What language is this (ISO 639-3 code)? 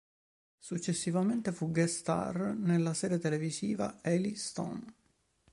ita